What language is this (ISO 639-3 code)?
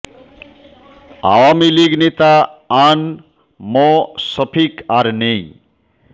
ben